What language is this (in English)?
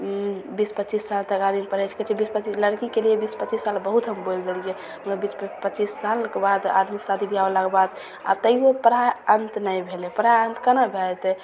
Maithili